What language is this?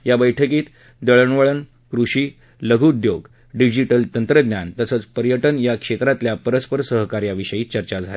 Marathi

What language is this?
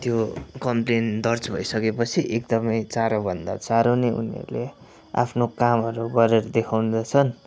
Nepali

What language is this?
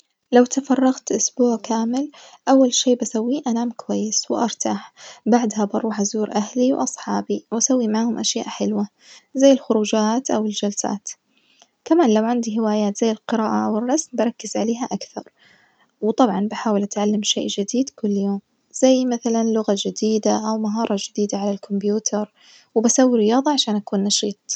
Najdi Arabic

